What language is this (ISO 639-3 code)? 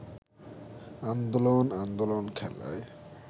ben